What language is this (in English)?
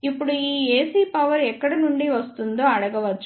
Telugu